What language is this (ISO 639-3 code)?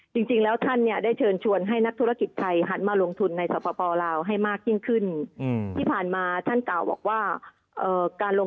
tha